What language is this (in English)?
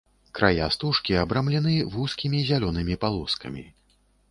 Belarusian